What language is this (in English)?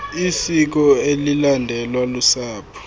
Xhosa